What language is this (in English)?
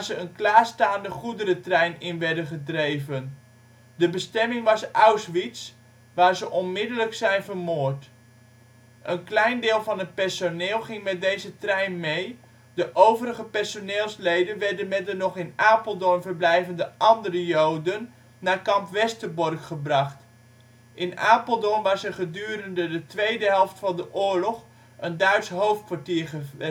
Dutch